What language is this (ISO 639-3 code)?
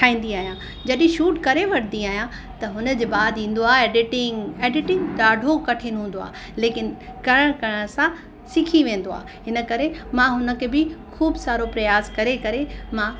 snd